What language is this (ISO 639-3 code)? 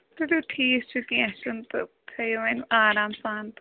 kas